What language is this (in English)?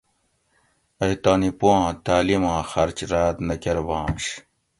Gawri